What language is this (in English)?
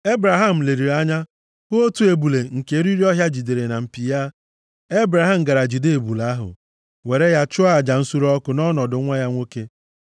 Igbo